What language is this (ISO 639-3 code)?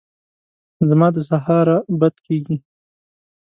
pus